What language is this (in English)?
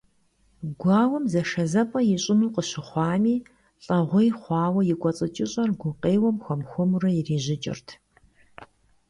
Kabardian